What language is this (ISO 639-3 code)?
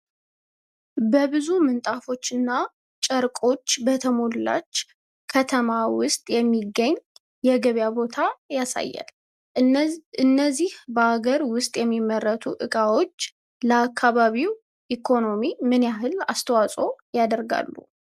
amh